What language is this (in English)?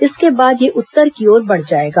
Hindi